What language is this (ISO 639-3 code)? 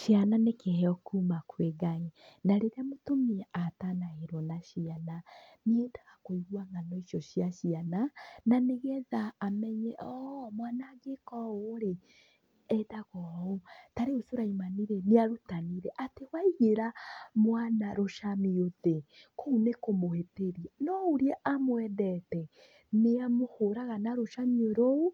kik